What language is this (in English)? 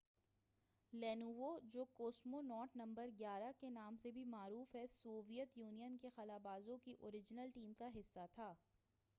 Urdu